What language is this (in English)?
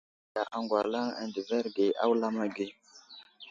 Wuzlam